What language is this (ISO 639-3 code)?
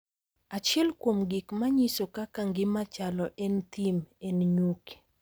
luo